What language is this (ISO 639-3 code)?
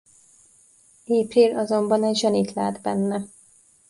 hun